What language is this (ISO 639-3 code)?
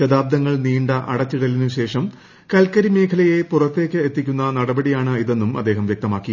mal